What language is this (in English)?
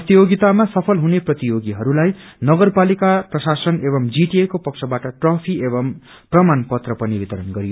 Nepali